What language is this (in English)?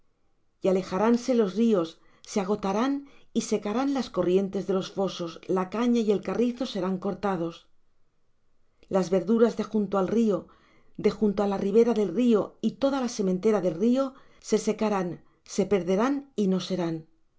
Spanish